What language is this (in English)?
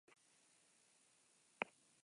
Basque